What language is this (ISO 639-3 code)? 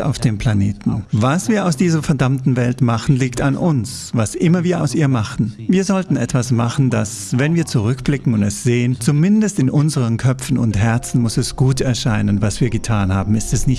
deu